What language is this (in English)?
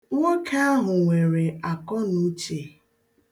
Igbo